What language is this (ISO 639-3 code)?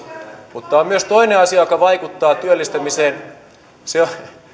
fin